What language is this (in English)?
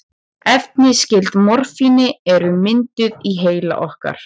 Icelandic